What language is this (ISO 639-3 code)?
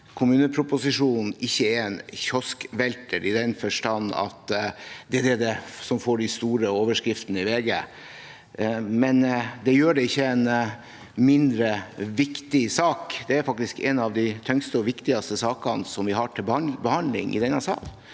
nor